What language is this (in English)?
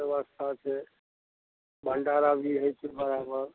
Maithili